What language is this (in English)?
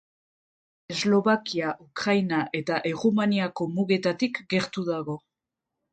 Basque